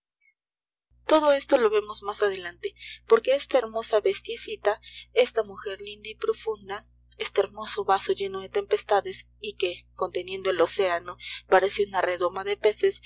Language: Spanish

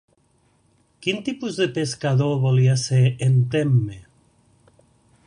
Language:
Catalan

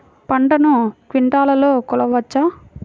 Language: Telugu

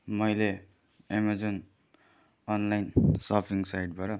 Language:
Nepali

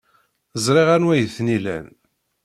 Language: Kabyle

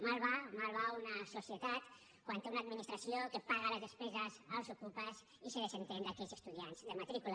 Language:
Catalan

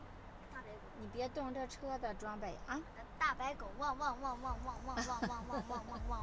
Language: Chinese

